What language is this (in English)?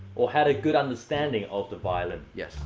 English